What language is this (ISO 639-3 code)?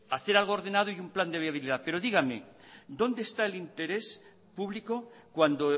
spa